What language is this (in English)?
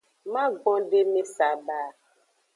Aja (Benin)